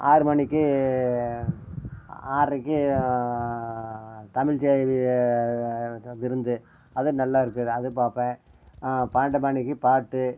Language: Tamil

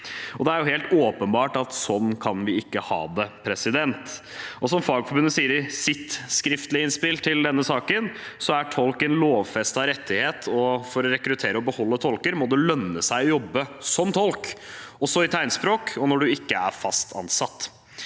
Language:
Norwegian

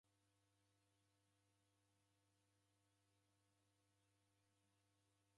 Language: Taita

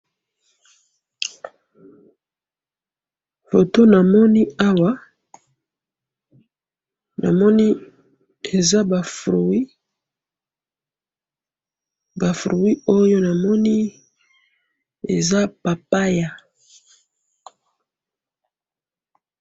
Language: Lingala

